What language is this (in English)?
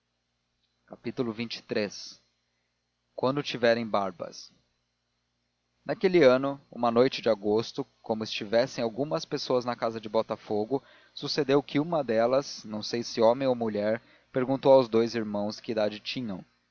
Portuguese